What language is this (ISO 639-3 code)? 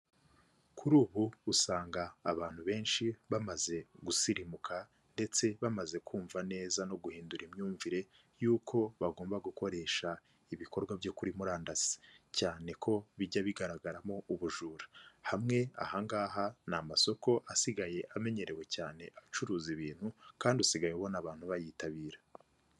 kin